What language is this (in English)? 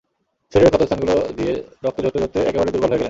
Bangla